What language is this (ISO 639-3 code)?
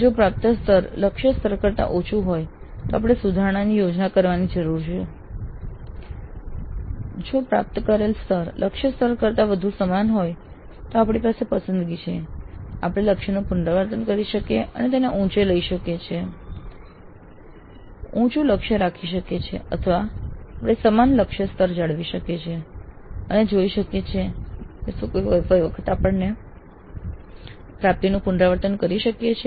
guj